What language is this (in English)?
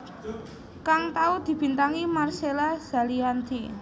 Javanese